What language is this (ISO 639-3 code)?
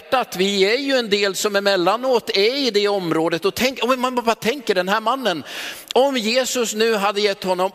swe